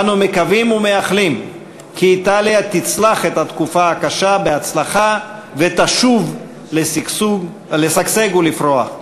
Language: Hebrew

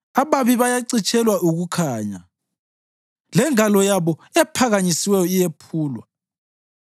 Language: North Ndebele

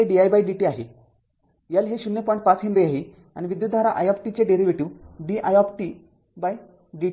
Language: Marathi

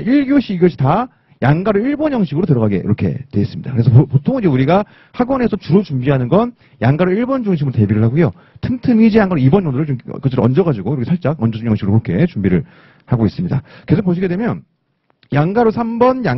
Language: Korean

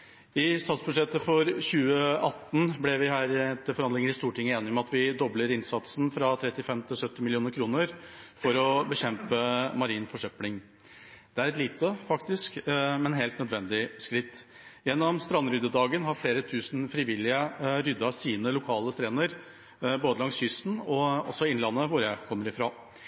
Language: Norwegian Bokmål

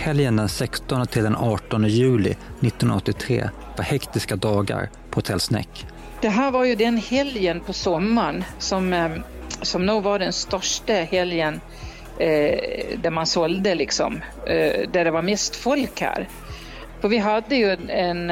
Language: Swedish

